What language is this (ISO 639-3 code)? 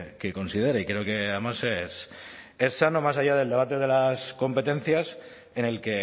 spa